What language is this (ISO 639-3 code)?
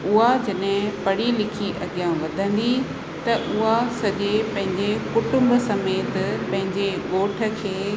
snd